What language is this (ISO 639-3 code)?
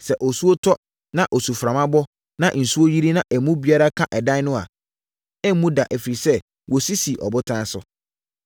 aka